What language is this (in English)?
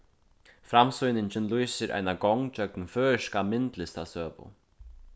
Faroese